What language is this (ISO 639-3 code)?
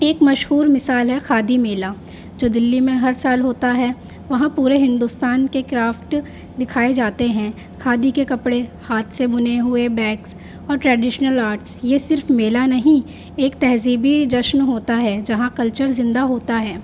urd